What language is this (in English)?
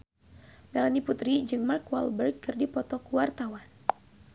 Sundanese